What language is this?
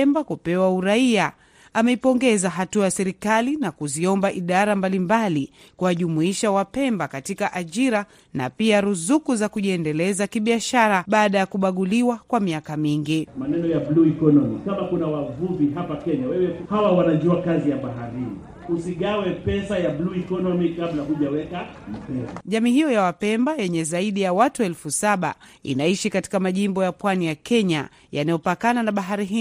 Swahili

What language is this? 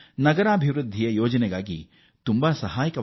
Kannada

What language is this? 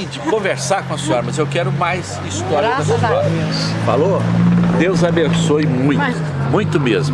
Portuguese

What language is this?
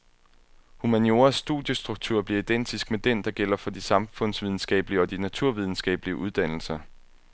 Danish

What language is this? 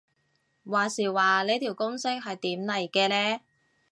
Cantonese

